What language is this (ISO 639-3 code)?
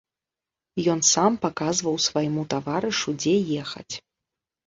bel